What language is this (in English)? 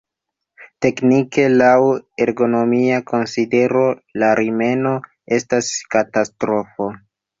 Esperanto